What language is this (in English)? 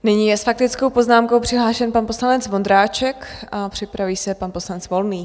Czech